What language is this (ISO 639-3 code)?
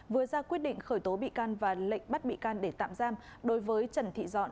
vie